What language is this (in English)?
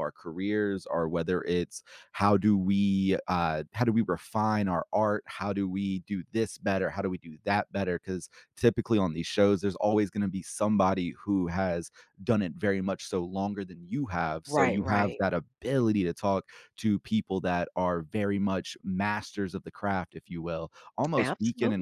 English